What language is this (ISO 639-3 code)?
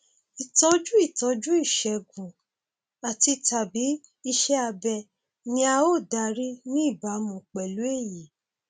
yor